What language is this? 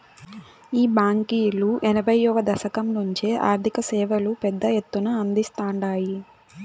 Telugu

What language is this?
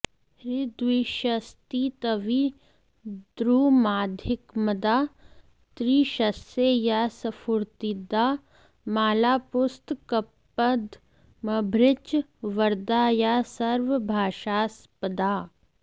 Sanskrit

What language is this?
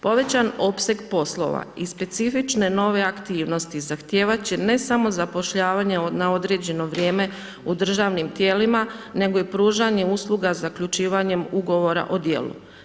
Croatian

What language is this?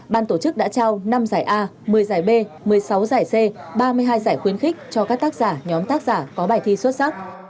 Vietnamese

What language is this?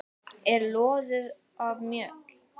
Icelandic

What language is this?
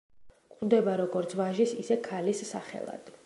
Georgian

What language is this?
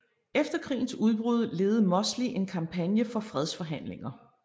Danish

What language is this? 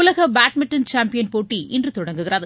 Tamil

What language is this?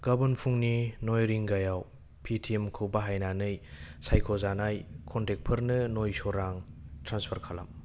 Bodo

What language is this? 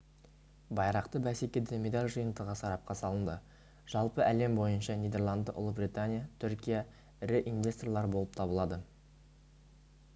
Kazakh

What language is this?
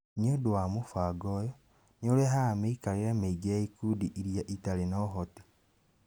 Kikuyu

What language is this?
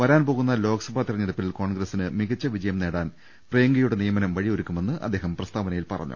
Malayalam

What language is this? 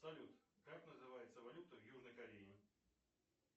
Russian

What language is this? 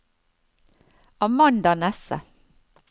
Norwegian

